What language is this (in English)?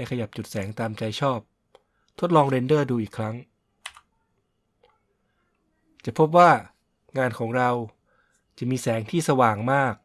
Thai